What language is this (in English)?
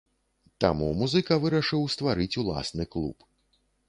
Belarusian